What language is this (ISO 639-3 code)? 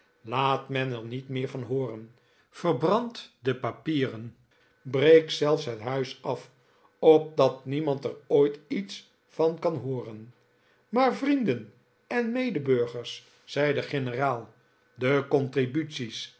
nld